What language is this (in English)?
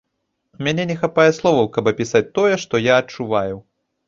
Belarusian